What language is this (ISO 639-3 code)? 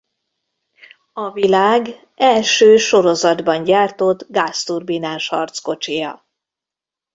hun